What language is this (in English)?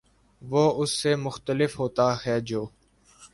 Urdu